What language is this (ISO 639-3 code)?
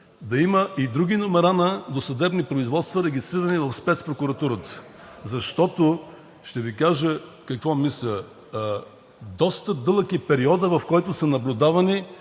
bul